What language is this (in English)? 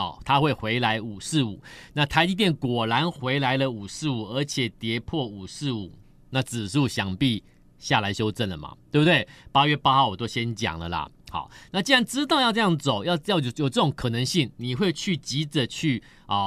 Chinese